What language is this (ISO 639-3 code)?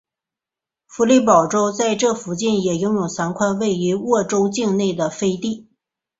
zho